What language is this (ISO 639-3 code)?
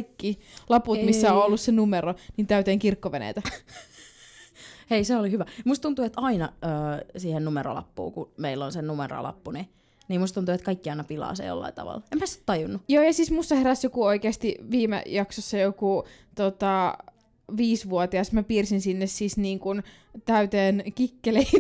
fin